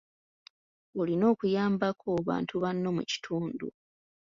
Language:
Ganda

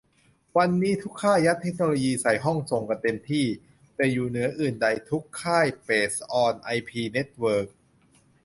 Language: Thai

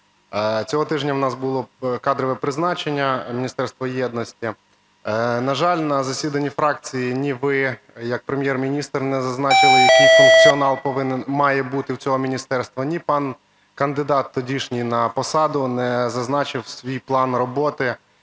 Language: Ukrainian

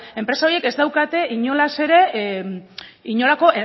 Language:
Basque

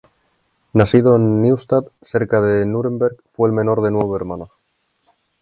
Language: Spanish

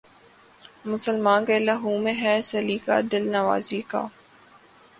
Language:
Urdu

